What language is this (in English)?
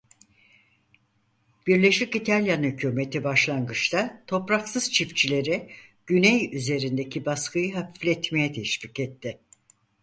Turkish